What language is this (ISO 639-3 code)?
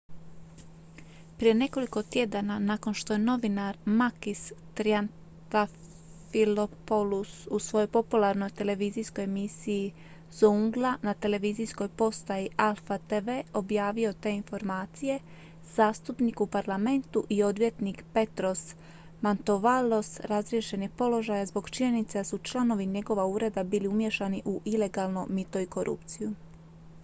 hrv